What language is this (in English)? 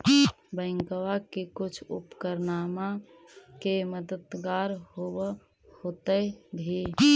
Magahi